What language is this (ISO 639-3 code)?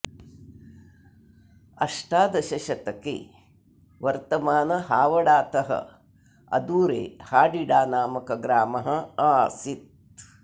san